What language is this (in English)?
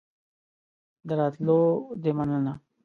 Pashto